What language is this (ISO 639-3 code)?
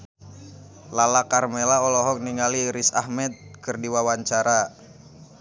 sun